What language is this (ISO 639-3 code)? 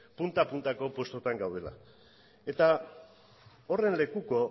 eus